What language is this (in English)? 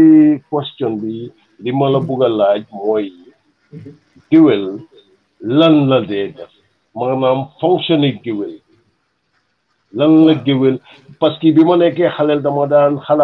French